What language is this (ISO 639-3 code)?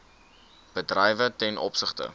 afr